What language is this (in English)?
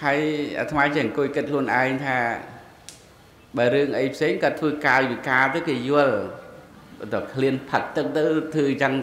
Vietnamese